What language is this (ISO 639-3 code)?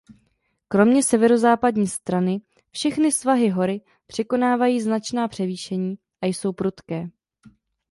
ces